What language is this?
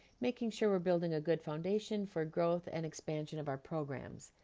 English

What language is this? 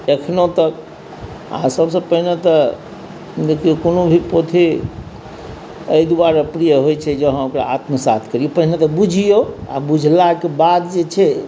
Maithili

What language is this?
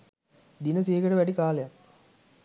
Sinhala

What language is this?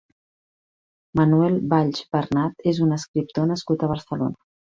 Catalan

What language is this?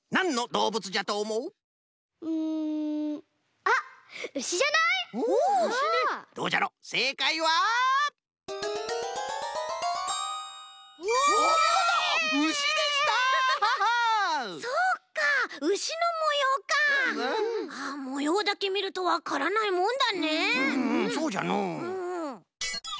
Japanese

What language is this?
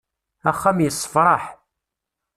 Kabyle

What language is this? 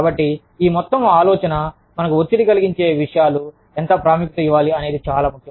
Telugu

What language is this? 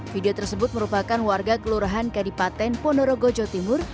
Indonesian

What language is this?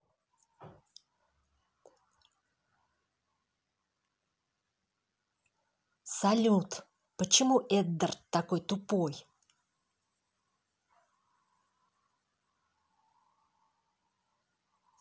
Russian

